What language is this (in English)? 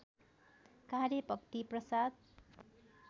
Nepali